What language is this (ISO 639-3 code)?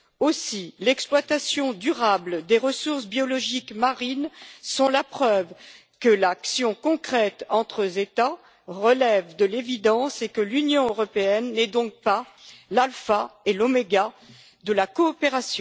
fra